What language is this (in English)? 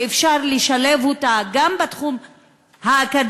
Hebrew